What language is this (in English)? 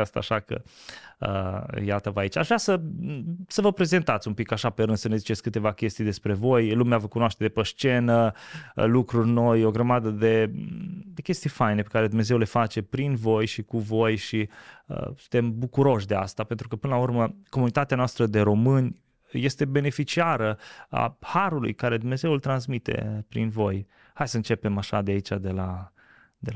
Romanian